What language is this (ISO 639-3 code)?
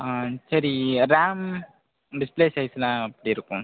tam